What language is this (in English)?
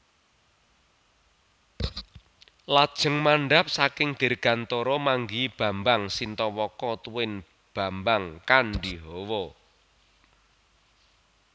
Javanese